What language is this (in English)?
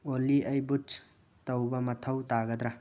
Manipuri